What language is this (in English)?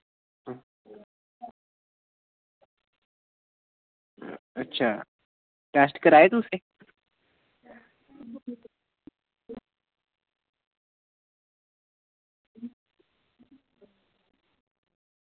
Dogri